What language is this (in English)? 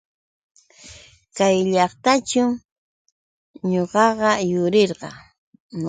Yauyos Quechua